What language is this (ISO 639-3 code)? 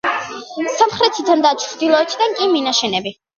kat